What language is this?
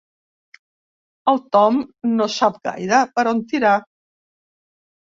Catalan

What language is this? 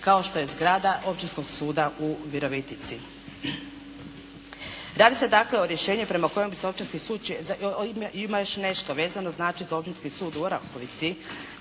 Croatian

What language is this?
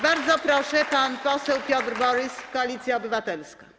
Polish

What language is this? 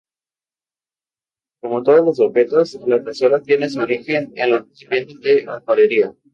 Spanish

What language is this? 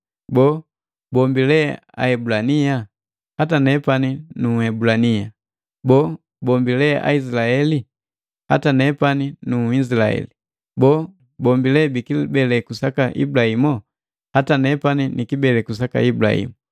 Matengo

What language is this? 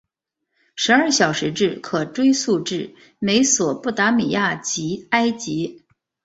Chinese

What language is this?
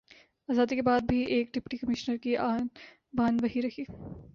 Urdu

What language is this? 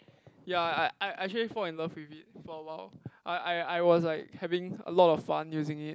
English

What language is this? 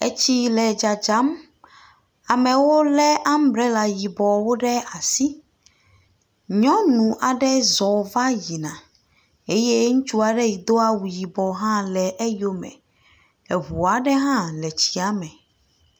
Ewe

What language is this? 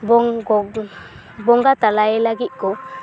Santali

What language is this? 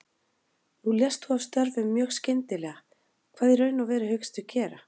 Icelandic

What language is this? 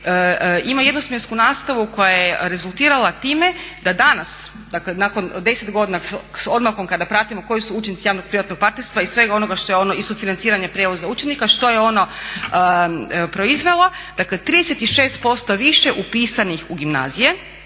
Croatian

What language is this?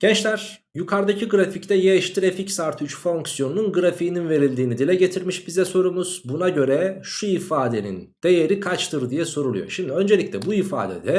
Turkish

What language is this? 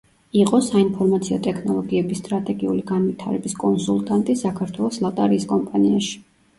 Georgian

